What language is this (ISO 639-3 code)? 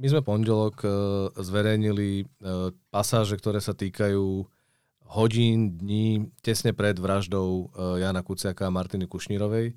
ces